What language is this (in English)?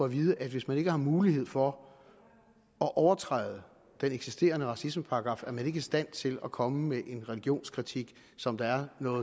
Danish